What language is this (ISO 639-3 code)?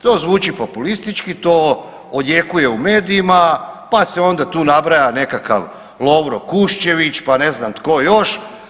hrv